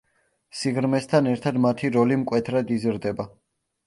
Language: Georgian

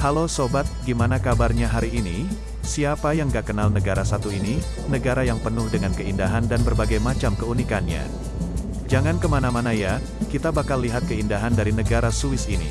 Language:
Indonesian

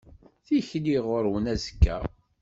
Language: Kabyle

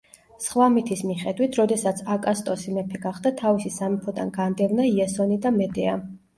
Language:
Georgian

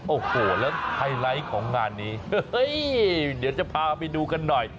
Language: Thai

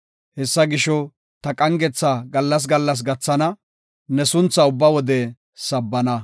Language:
Gofa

